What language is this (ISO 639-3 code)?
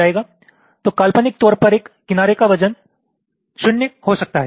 hin